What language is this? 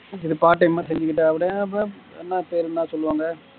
Tamil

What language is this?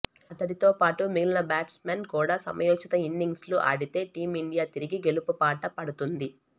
Telugu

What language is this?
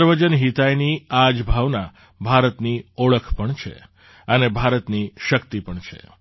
Gujarati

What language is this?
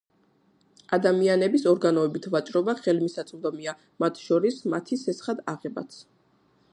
Georgian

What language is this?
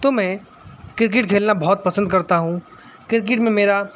Urdu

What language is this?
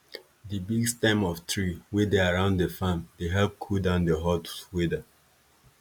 Nigerian Pidgin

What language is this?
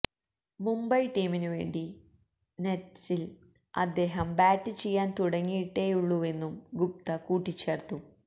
Malayalam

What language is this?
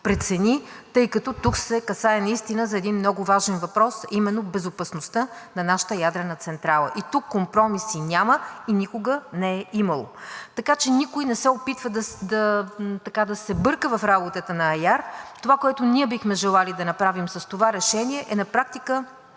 Bulgarian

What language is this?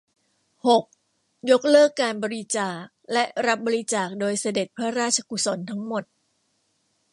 Thai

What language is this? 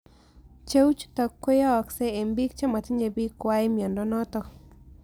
Kalenjin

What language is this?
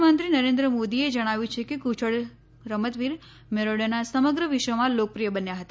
Gujarati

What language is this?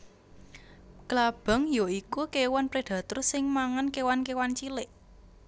Javanese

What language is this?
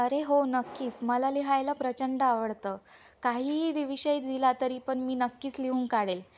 Marathi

